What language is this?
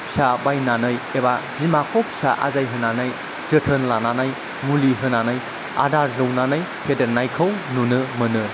Bodo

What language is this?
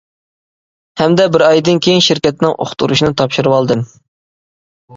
Uyghur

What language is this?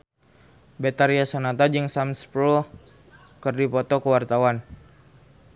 Sundanese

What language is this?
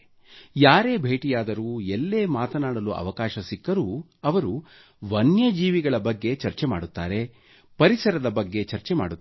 Kannada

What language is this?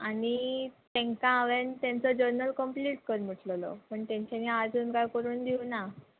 Konkani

